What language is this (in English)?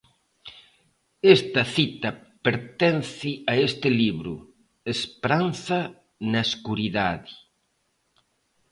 Galician